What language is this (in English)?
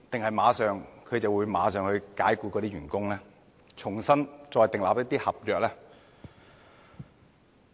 Cantonese